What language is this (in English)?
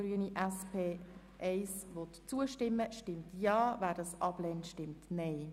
Swiss German